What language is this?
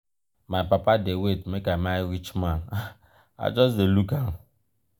Nigerian Pidgin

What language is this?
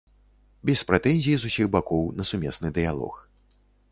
Belarusian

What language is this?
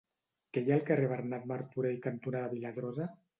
Catalan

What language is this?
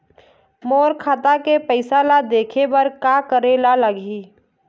Chhattisgarhi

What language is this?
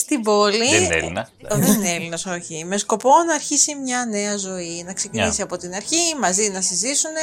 Greek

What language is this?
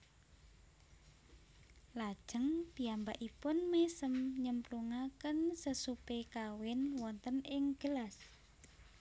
Javanese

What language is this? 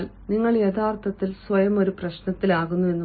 Malayalam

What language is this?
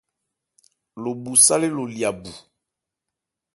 Ebrié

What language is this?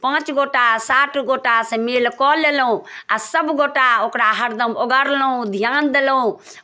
Maithili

